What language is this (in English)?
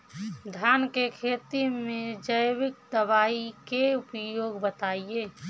Bhojpuri